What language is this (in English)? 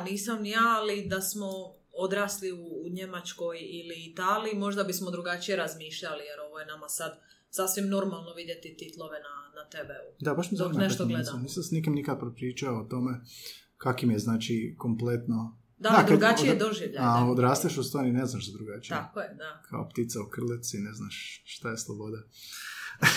Croatian